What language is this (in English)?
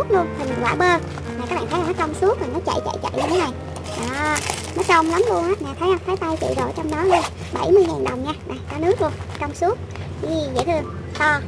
Vietnamese